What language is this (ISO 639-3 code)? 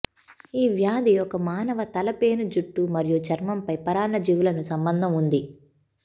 tel